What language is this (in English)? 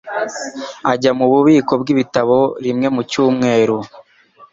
Kinyarwanda